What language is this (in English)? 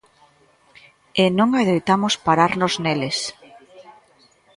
Galician